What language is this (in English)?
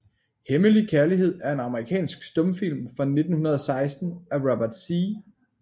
Danish